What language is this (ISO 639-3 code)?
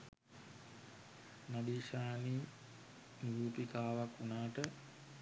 sin